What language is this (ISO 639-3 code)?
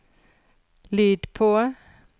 nor